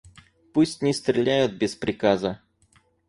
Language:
Russian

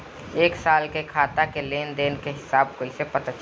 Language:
Bhojpuri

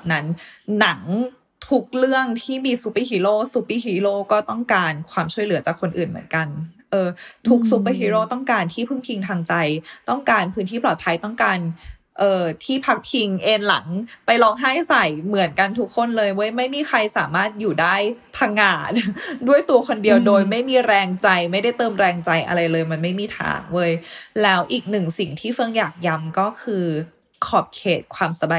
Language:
Thai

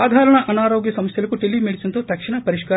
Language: Telugu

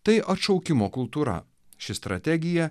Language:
Lithuanian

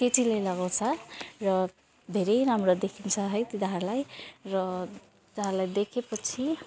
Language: Nepali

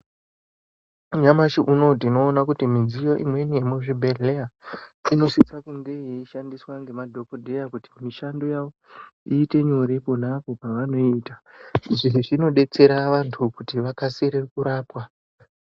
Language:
Ndau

